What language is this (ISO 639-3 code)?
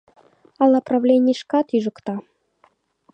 chm